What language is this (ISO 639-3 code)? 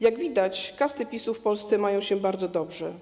pol